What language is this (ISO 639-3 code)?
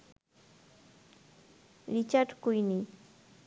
ben